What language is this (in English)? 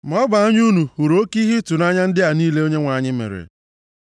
Igbo